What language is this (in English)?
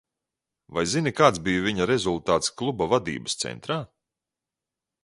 Latvian